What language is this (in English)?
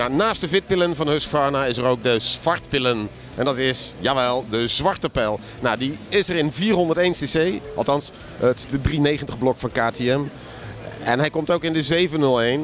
Dutch